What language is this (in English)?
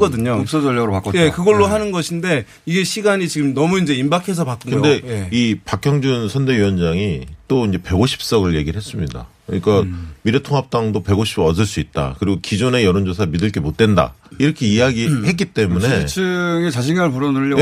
Korean